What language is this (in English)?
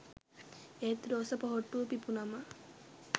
Sinhala